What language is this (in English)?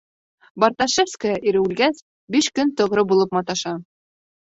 Bashkir